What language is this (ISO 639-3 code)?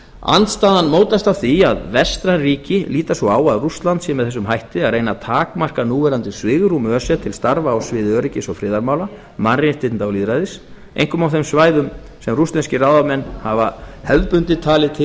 isl